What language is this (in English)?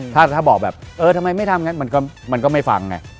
Thai